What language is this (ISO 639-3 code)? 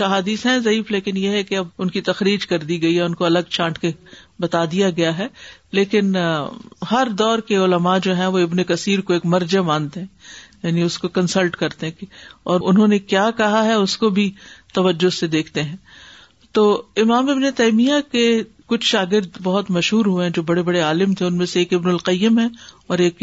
urd